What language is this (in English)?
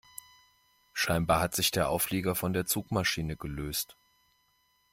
German